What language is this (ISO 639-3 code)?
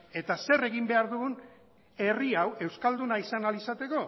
eus